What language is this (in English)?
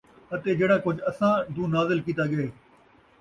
Saraiki